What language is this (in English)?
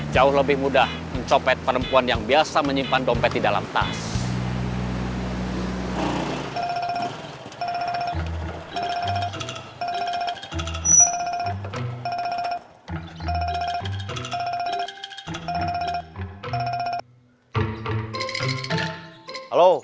Indonesian